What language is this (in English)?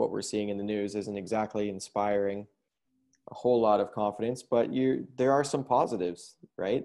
English